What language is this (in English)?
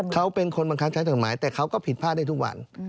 Thai